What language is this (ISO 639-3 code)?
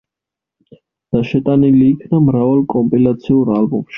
kat